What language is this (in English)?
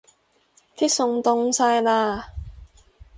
Cantonese